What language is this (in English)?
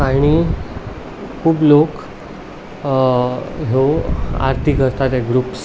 Konkani